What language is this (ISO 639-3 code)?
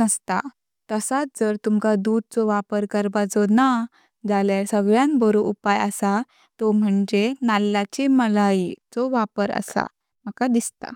kok